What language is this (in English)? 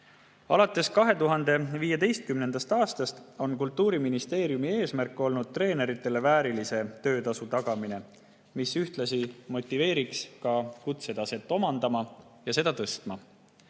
Estonian